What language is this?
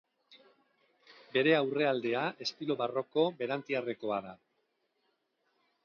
Basque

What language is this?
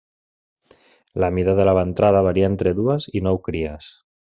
Catalan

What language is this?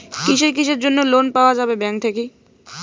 Bangla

